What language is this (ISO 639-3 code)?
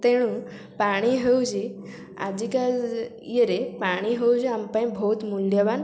ori